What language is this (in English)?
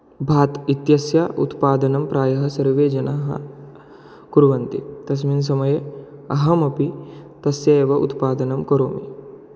Sanskrit